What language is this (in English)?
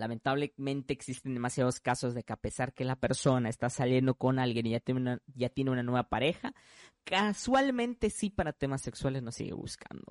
Spanish